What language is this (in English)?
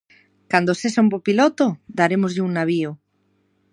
Galician